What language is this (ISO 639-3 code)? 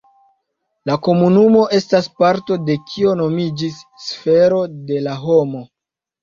epo